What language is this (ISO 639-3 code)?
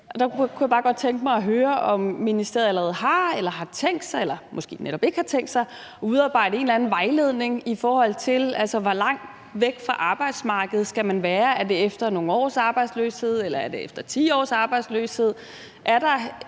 dan